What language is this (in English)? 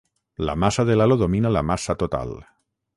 Catalan